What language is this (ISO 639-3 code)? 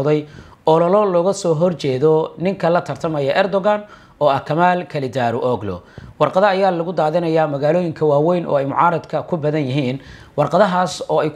ara